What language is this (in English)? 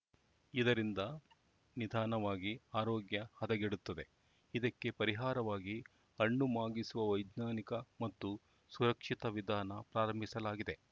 Kannada